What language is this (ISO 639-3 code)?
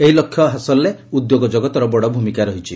ori